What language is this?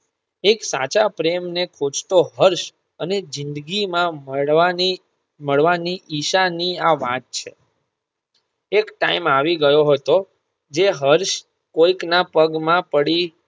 Gujarati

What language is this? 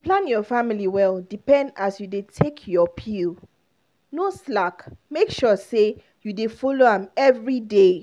Nigerian Pidgin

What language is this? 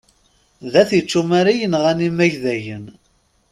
Kabyle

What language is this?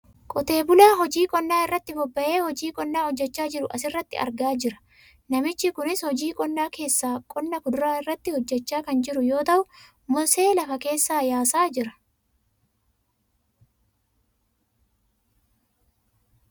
Oromo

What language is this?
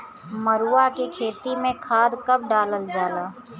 Bhojpuri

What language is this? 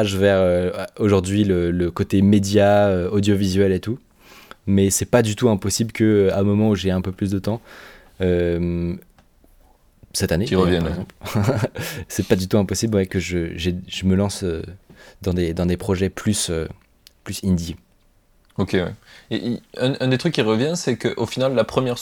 French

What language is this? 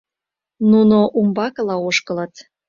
Mari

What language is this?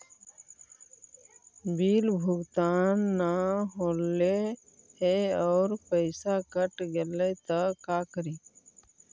Magahi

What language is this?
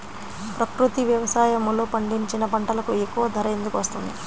Telugu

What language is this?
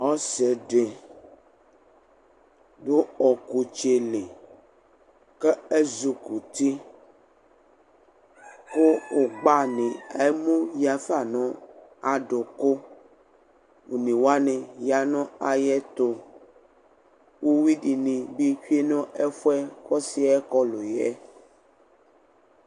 Ikposo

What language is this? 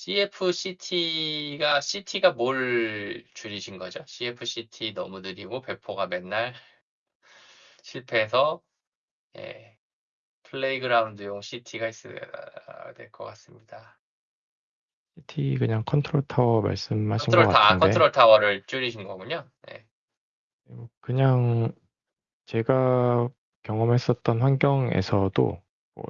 Korean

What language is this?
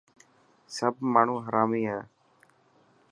Dhatki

